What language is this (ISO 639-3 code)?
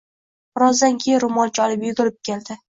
uzb